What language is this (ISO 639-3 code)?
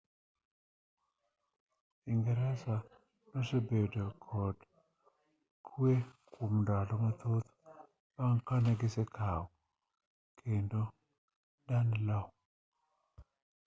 luo